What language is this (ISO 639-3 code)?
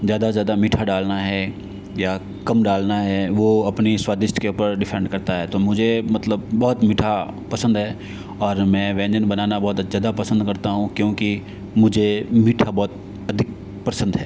hin